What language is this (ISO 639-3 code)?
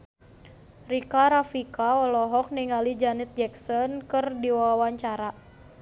sun